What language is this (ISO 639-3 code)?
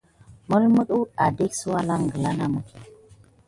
gid